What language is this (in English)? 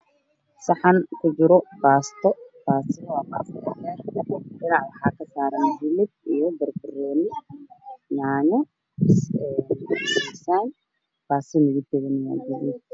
Somali